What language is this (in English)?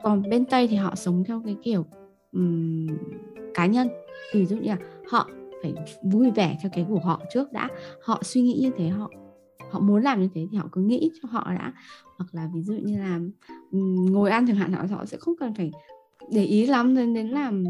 Vietnamese